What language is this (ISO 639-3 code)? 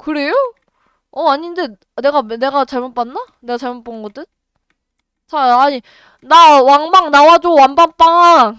kor